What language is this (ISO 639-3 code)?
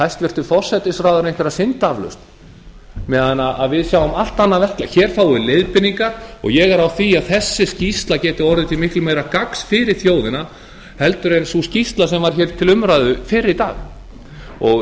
isl